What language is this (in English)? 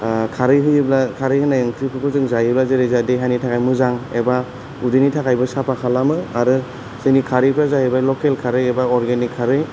Bodo